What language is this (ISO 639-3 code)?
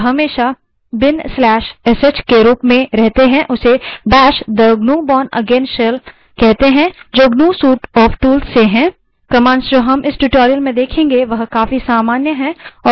hin